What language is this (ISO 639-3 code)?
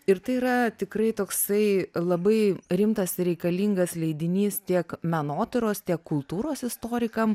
lit